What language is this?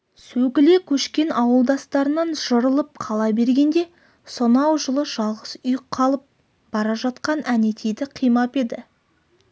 Kazakh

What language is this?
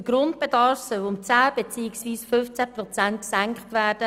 Swiss German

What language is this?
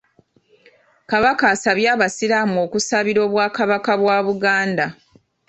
Ganda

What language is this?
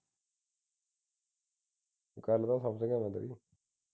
Punjabi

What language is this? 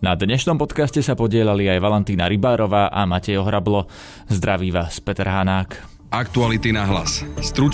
Slovak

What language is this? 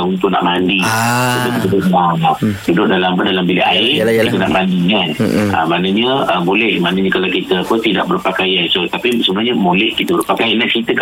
Malay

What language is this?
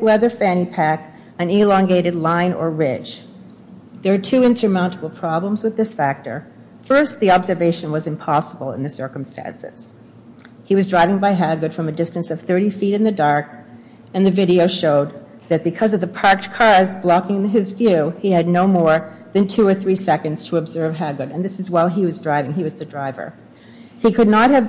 English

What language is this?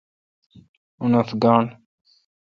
Kalkoti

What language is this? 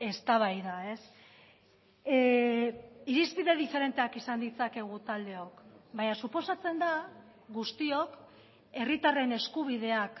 Basque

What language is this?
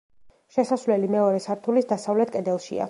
Georgian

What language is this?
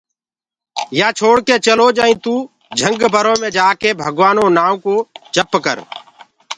Gurgula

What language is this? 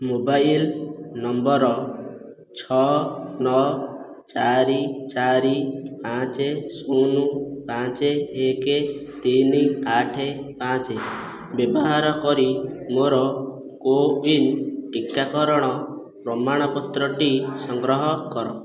Odia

